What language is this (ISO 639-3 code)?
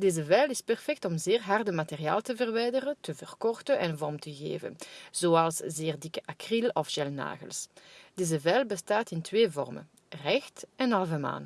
nld